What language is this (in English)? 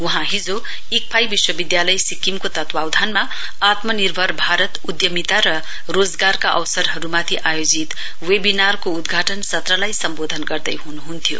Nepali